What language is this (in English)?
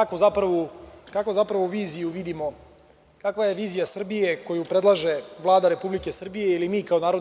Serbian